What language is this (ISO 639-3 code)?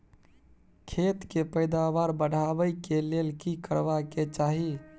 mai